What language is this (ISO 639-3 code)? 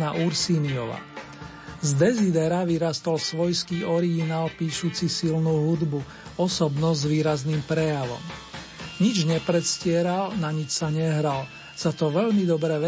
slk